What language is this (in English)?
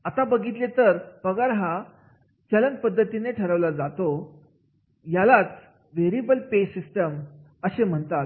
Marathi